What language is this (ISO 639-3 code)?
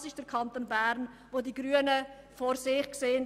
gsw